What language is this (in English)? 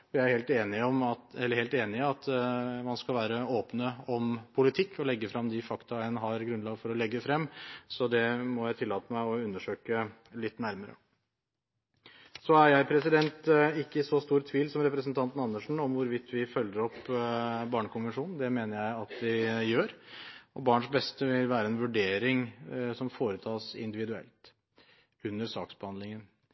Norwegian Bokmål